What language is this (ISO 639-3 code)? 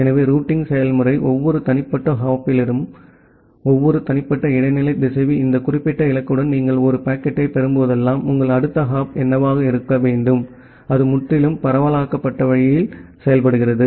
tam